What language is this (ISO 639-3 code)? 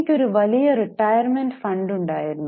mal